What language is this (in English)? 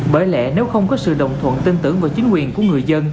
Vietnamese